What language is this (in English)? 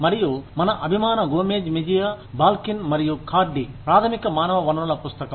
Telugu